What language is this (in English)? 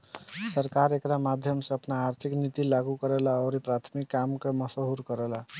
Bhojpuri